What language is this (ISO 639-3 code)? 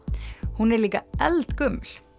isl